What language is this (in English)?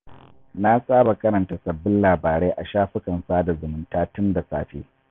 Hausa